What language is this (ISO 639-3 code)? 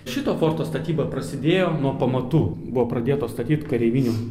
lit